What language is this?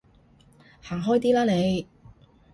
Cantonese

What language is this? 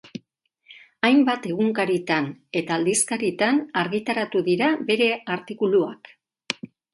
Basque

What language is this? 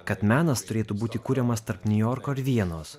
Lithuanian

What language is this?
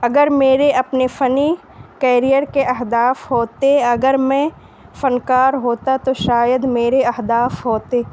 Urdu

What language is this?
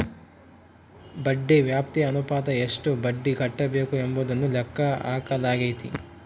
Kannada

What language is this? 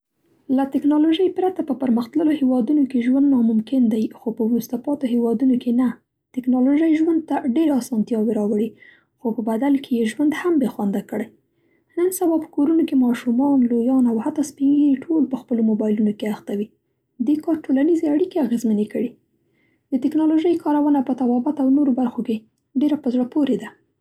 Central Pashto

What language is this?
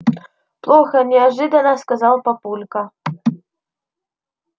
Russian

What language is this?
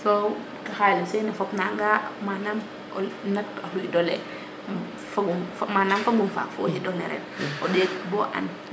Serer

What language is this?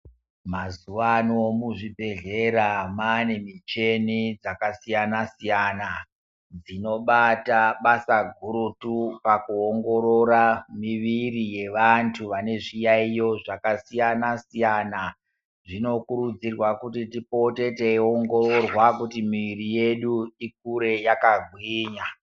Ndau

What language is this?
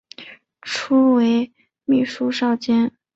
Chinese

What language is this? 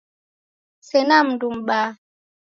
Taita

